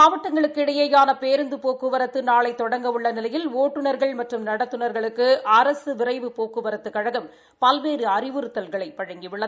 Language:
Tamil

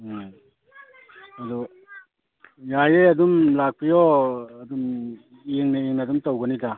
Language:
Manipuri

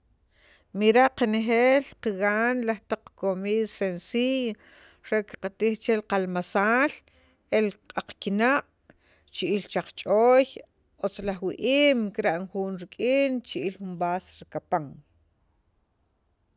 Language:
Sacapulteco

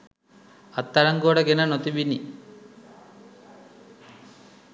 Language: Sinhala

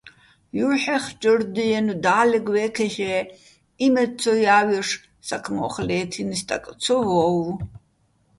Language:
Bats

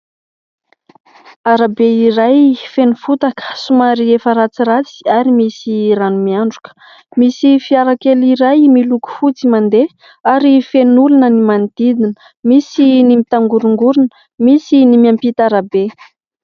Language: Malagasy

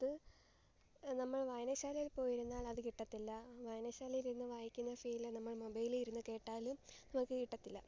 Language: Malayalam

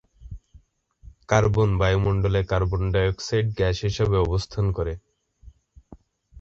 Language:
Bangla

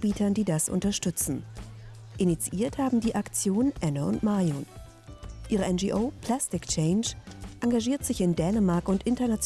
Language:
German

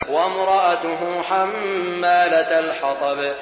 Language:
Arabic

